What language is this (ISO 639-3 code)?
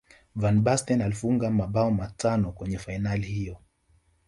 swa